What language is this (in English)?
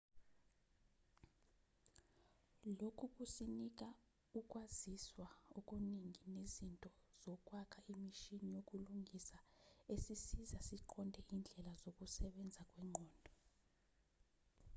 Zulu